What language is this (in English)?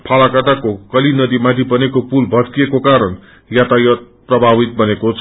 Nepali